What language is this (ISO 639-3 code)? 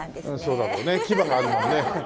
jpn